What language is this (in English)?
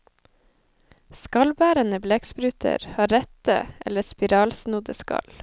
Norwegian